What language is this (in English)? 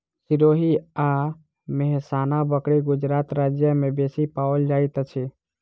Maithili